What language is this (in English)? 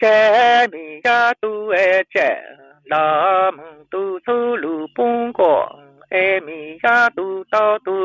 Vietnamese